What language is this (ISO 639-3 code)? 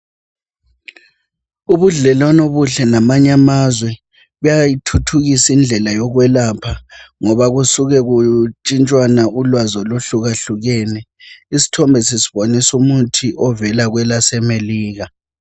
nde